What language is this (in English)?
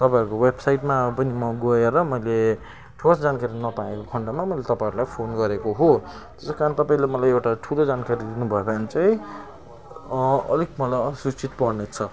Nepali